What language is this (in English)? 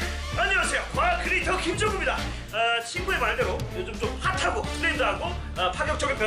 Korean